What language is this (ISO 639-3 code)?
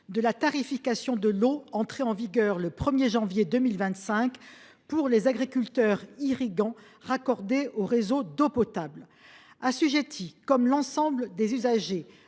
fra